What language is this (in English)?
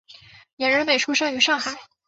Chinese